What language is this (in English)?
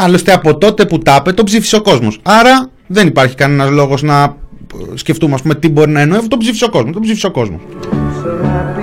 Greek